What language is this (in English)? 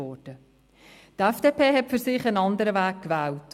Swiss German